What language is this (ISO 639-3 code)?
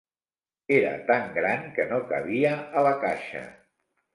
cat